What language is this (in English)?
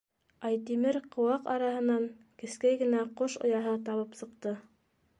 Bashkir